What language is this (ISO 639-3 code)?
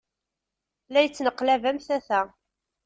kab